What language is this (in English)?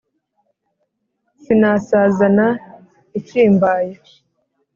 Kinyarwanda